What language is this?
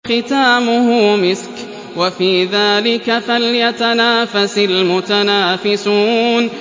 Arabic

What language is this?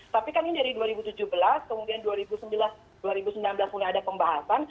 Indonesian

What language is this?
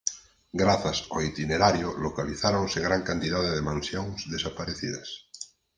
Galician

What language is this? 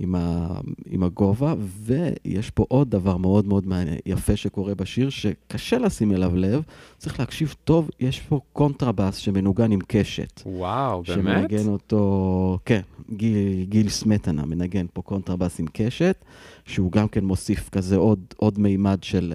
Hebrew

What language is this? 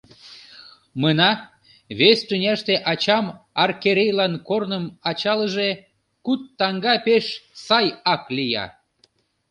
Mari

